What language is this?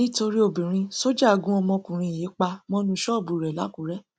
Yoruba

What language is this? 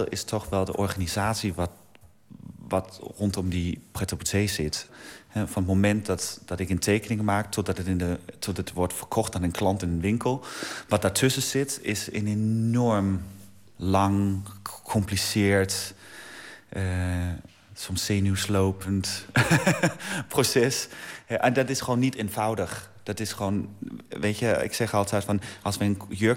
Dutch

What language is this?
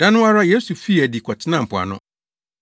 Akan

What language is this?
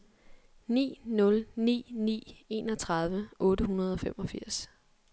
Danish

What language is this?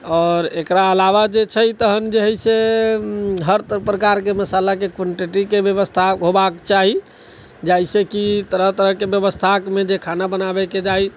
Maithili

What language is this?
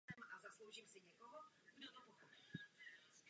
Czech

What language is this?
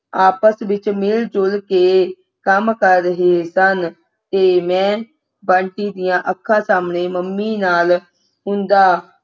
Punjabi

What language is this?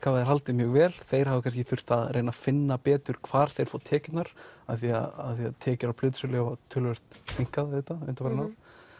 Icelandic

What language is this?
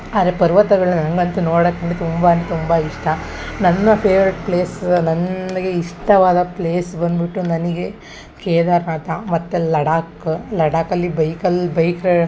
Kannada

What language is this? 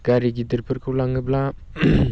Bodo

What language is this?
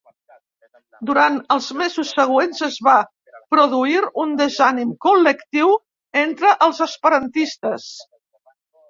Catalan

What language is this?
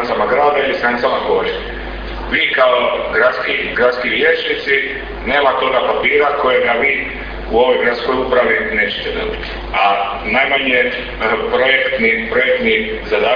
Croatian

